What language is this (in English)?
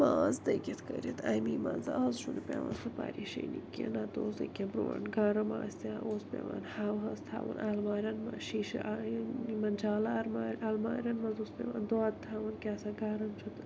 Kashmiri